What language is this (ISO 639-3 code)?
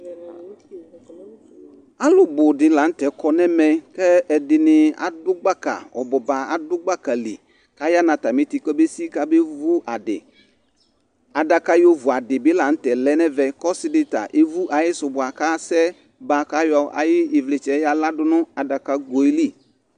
kpo